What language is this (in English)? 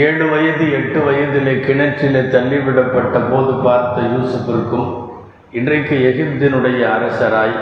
Tamil